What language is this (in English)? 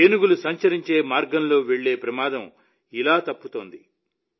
Telugu